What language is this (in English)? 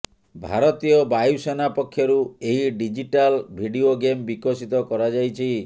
Odia